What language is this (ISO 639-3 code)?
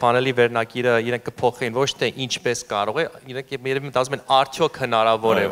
deu